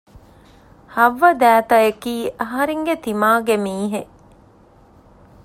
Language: Divehi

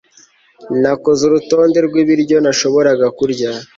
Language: Kinyarwanda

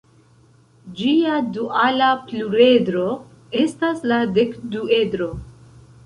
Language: Esperanto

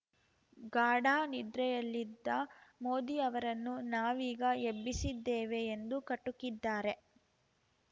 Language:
Kannada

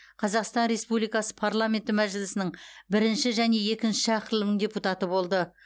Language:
Kazakh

